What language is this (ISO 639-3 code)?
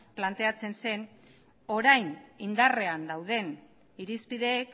eus